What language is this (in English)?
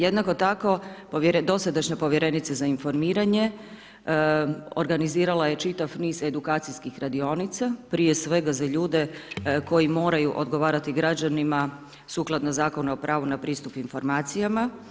Croatian